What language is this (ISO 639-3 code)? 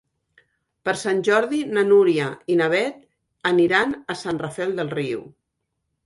cat